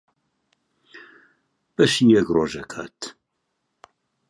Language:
Central Kurdish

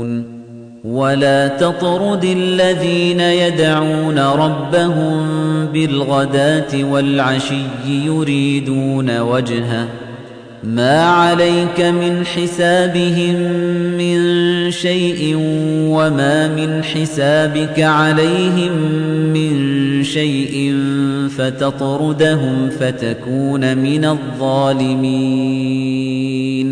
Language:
Arabic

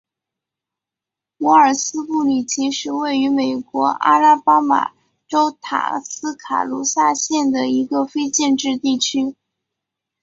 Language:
Chinese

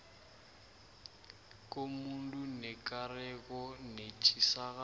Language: South Ndebele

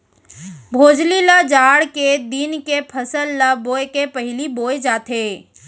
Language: Chhattisgarhi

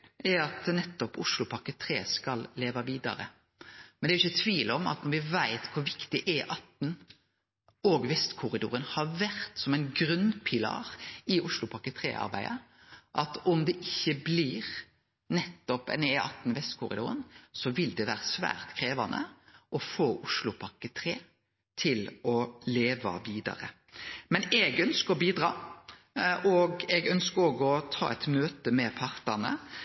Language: Norwegian Nynorsk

